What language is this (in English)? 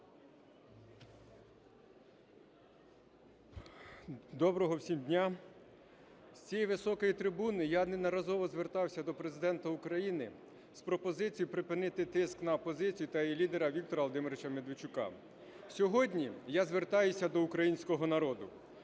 Ukrainian